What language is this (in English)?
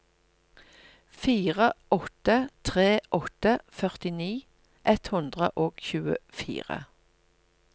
Norwegian